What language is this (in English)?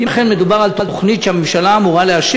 Hebrew